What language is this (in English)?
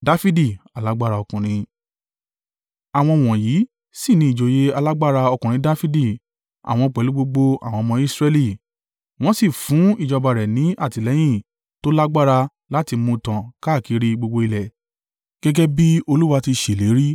Yoruba